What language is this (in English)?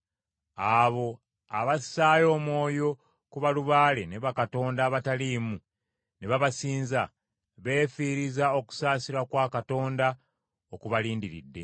Ganda